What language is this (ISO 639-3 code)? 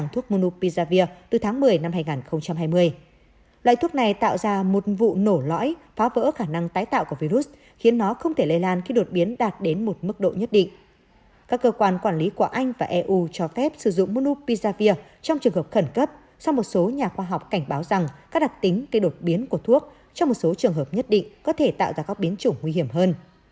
vie